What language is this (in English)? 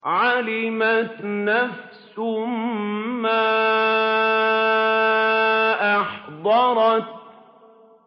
Arabic